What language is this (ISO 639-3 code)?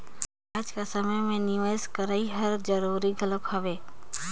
hne